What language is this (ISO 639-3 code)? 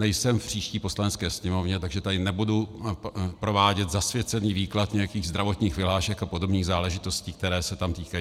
ces